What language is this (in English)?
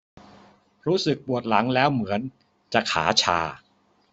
Thai